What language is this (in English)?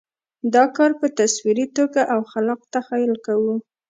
Pashto